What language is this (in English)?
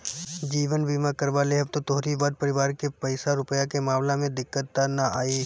Bhojpuri